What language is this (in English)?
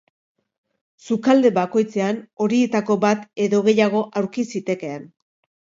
Basque